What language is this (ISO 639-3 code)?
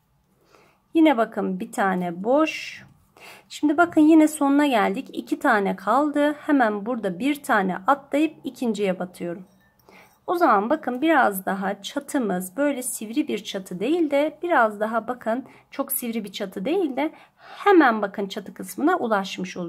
tur